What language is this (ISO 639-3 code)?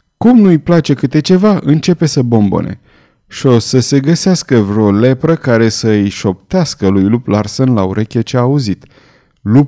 ron